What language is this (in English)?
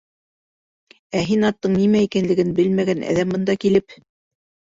Bashkir